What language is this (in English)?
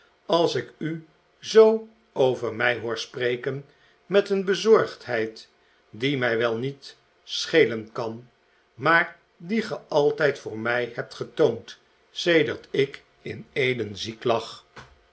Dutch